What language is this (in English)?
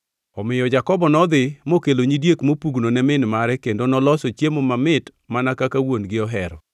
Luo (Kenya and Tanzania)